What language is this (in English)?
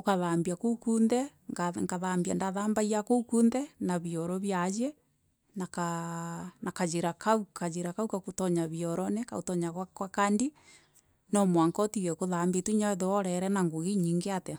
Meru